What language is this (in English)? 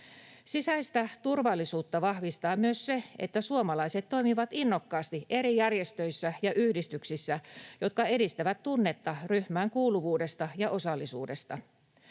Finnish